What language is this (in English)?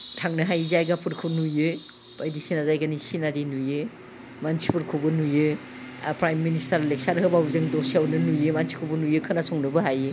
Bodo